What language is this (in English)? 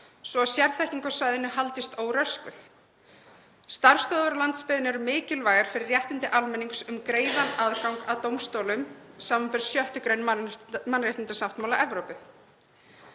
Icelandic